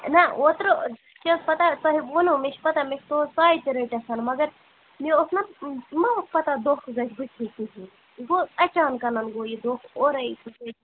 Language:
Kashmiri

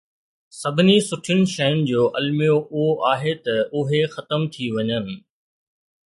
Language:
Sindhi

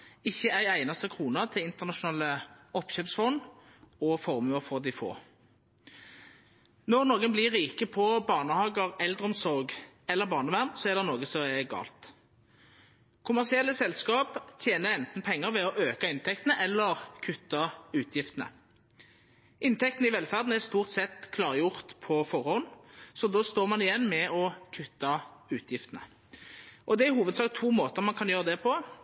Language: Norwegian Nynorsk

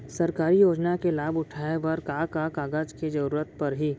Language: Chhattisgarhi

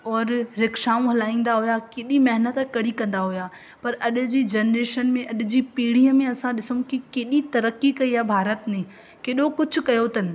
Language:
Sindhi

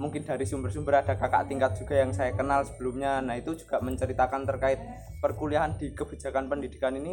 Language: Indonesian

